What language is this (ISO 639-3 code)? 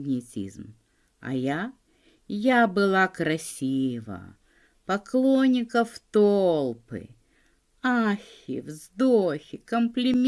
rus